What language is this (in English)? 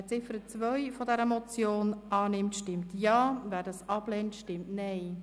Swiss German